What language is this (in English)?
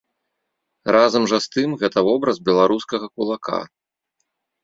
Belarusian